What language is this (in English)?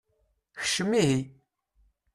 Kabyle